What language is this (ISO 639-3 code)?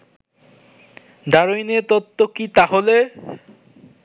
ben